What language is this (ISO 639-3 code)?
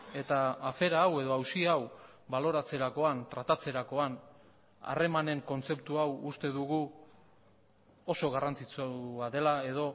eus